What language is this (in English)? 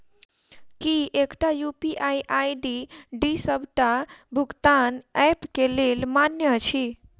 Maithili